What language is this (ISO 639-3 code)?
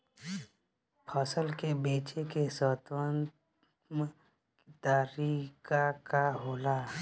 bho